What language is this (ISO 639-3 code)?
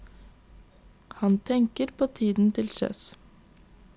nor